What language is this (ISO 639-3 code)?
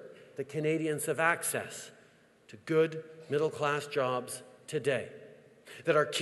eng